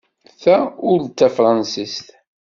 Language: Kabyle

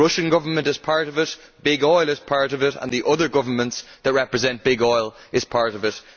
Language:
English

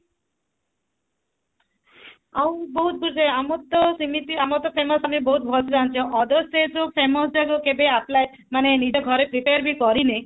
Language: Odia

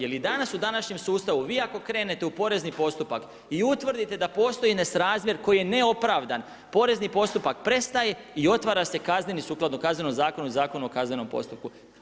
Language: Croatian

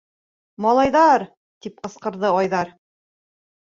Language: Bashkir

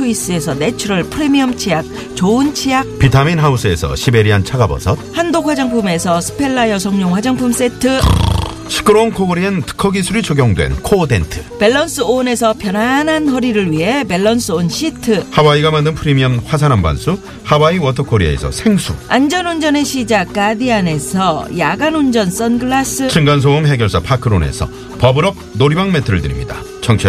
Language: Korean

